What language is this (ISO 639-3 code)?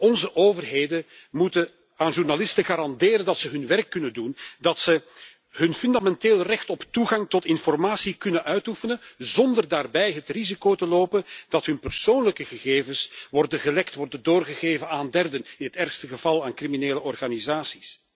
nld